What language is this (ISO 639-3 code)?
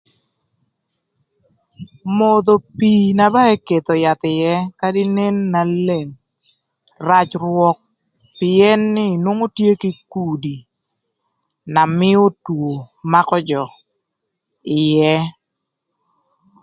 lth